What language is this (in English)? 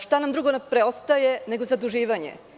Serbian